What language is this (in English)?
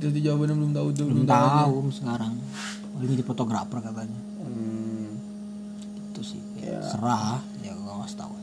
Indonesian